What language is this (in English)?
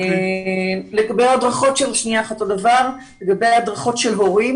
Hebrew